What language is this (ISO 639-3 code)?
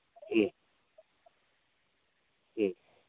mni